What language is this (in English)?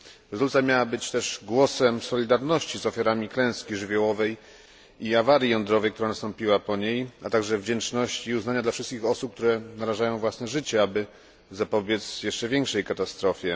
Polish